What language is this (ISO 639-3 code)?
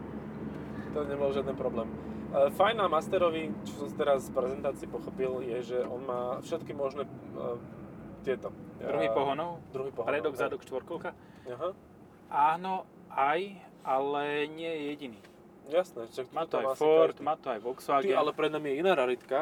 slk